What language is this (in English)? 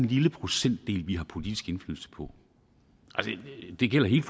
Danish